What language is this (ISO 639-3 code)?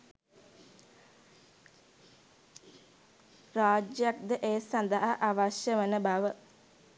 sin